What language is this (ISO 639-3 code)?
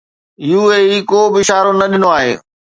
snd